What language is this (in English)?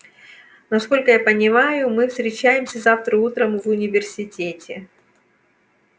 Russian